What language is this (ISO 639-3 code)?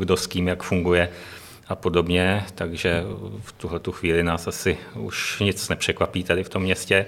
ces